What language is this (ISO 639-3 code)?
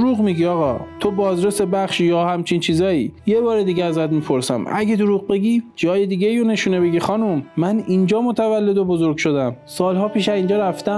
fas